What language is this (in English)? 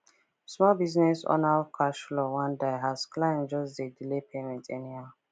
Nigerian Pidgin